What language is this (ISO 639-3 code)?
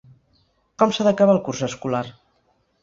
cat